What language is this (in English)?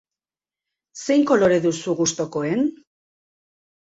Basque